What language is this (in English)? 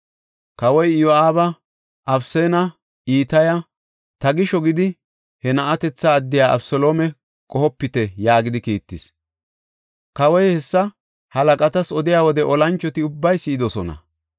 Gofa